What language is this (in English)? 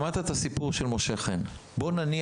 Hebrew